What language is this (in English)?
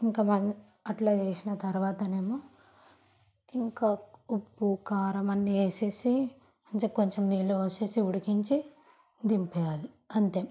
Telugu